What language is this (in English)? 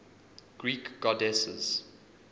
English